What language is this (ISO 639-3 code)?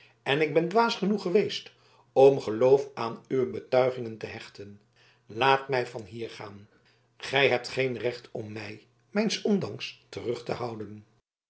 nld